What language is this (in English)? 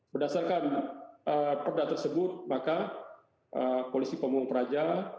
Indonesian